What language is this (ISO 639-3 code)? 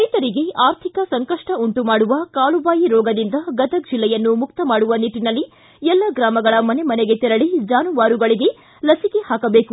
kan